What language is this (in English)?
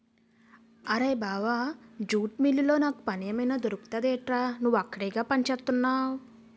Telugu